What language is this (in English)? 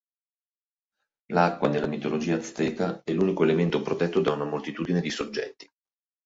Italian